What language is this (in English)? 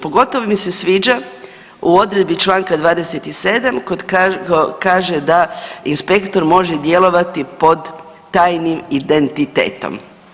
Croatian